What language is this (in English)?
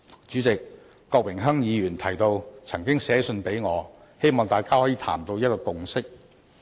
Cantonese